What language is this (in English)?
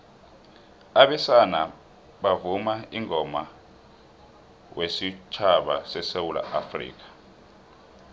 South Ndebele